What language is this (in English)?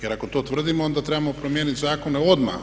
Croatian